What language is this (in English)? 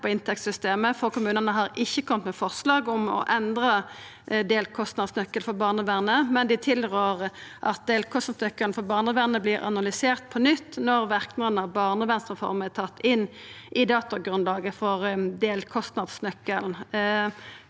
Norwegian